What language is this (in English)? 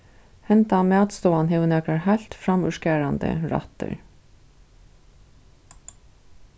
Faroese